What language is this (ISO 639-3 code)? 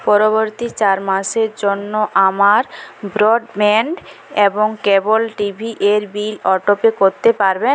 ben